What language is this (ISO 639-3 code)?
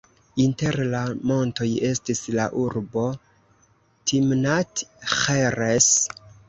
epo